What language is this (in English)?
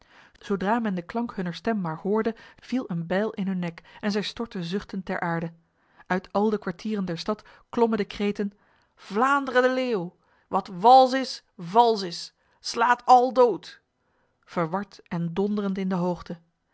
Dutch